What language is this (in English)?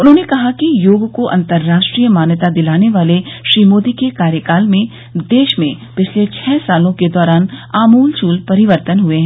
Hindi